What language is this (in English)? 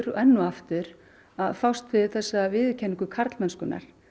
Icelandic